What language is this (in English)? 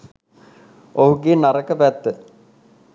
Sinhala